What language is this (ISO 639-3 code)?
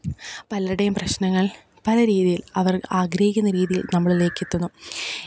mal